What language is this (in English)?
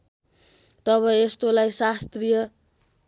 Nepali